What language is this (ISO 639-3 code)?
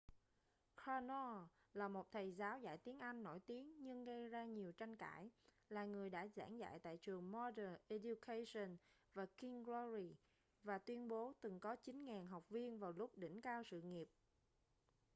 vie